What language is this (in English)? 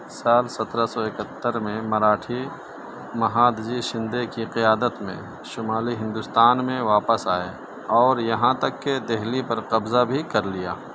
Urdu